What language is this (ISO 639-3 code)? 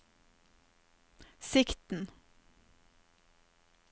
nor